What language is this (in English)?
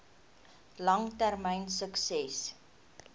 Afrikaans